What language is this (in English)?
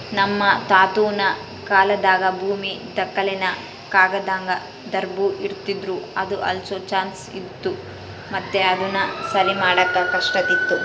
Kannada